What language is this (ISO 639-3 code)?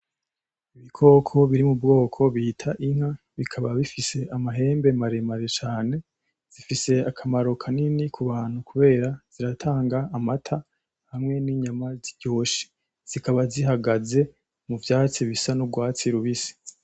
run